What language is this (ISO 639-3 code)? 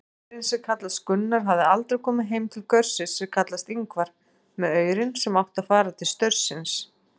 isl